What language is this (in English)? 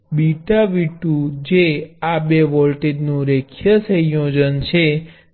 Gujarati